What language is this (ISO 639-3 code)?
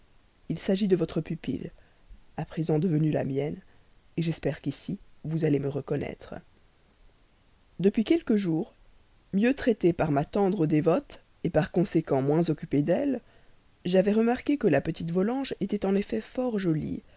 fra